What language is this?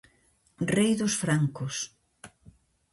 Galician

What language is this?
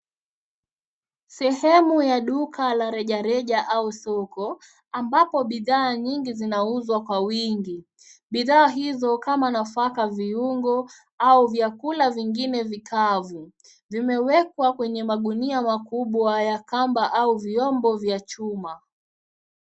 Swahili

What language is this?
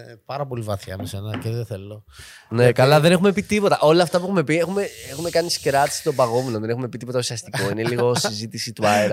Greek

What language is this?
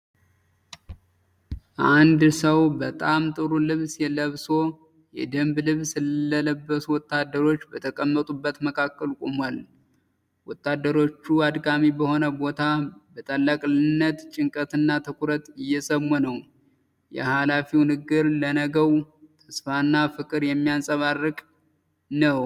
Amharic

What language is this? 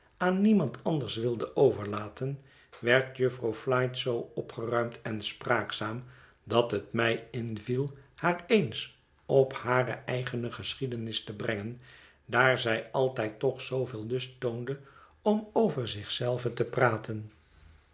Dutch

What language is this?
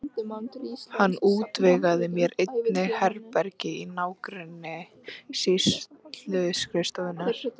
Icelandic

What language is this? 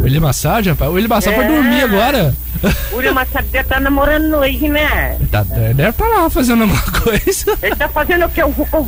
Portuguese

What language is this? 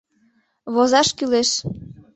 Mari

